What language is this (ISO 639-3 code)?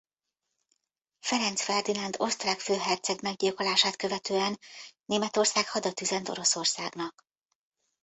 hun